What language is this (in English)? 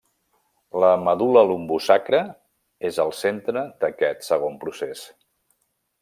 Catalan